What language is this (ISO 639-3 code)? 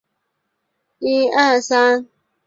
zho